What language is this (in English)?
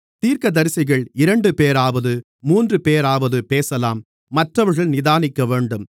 Tamil